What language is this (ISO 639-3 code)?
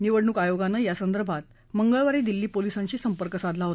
mar